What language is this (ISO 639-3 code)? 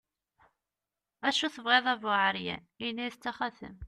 kab